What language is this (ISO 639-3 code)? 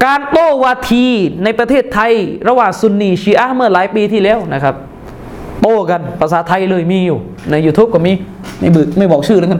tha